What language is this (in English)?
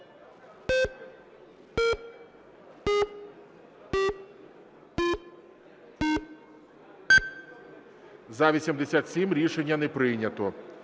Ukrainian